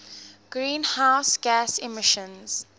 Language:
English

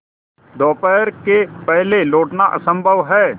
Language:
Hindi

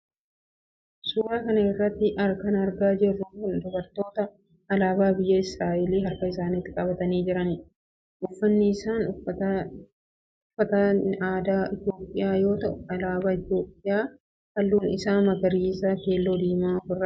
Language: Oromo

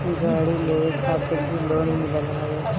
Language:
Bhojpuri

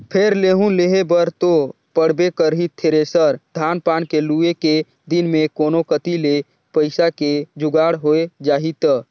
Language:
Chhattisgarhi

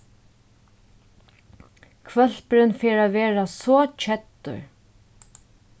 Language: Faroese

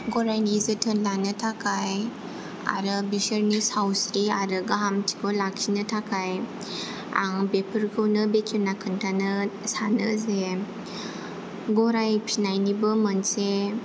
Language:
Bodo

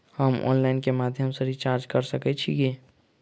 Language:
Maithili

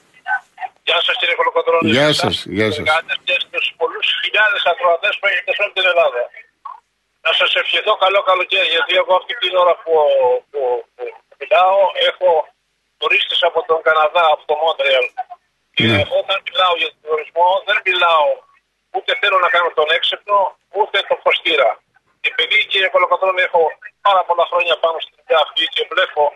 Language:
Greek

